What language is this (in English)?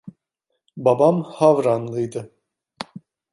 Turkish